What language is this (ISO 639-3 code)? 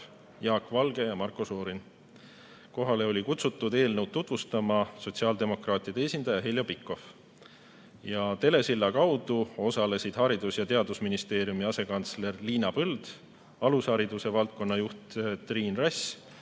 est